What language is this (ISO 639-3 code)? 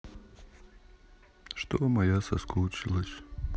rus